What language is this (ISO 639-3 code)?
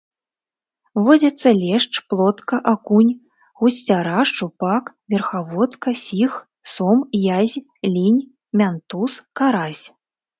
bel